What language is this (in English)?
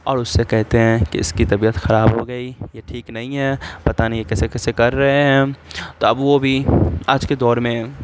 Urdu